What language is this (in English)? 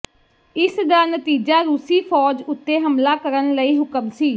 Punjabi